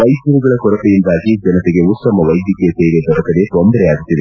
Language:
Kannada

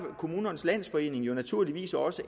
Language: Danish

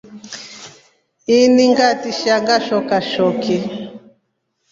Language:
Rombo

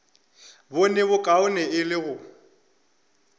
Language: Northern Sotho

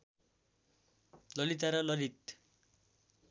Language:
Nepali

